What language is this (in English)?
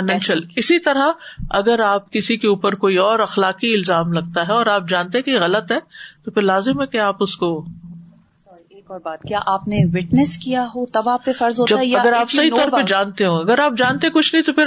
Urdu